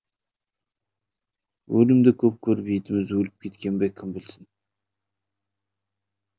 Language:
Kazakh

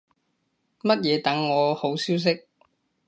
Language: Cantonese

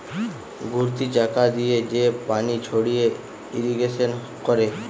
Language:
Bangla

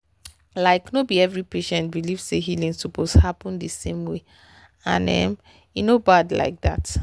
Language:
Nigerian Pidgin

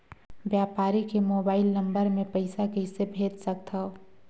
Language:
Chhattisgarhi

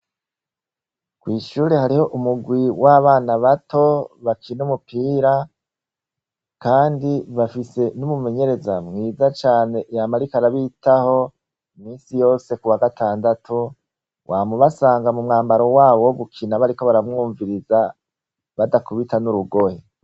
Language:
Rundi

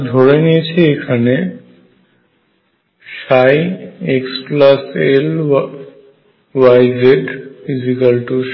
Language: Bangla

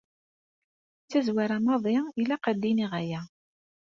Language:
Kabyle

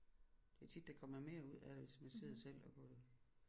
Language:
Danish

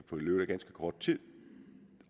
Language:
Danish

